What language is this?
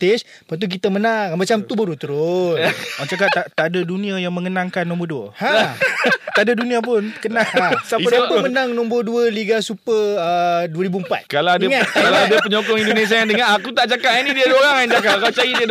Malay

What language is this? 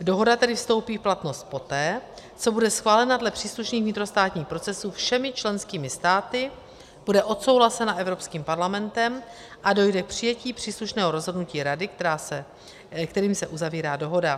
Czech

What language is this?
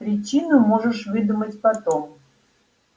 Russian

